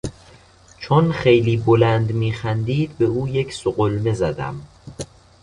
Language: Persian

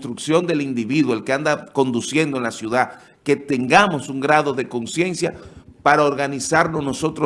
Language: Spanish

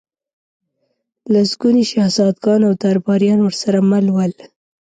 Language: Pashto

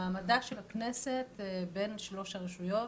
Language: Hebrew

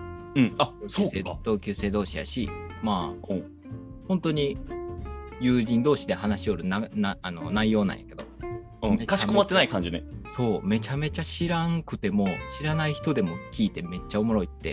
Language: Japanese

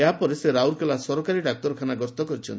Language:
Odia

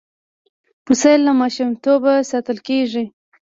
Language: Pashto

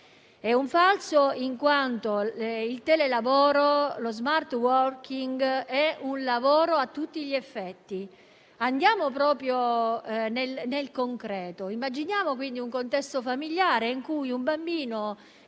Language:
Italian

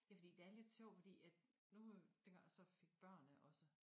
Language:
Danish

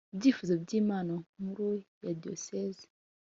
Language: Kinyarwanda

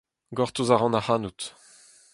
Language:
Breton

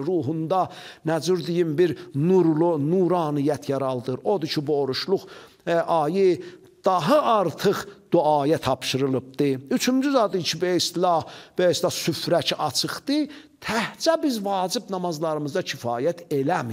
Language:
Turkish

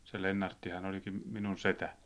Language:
Finnish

